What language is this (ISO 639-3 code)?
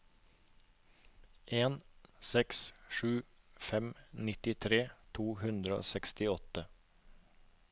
nor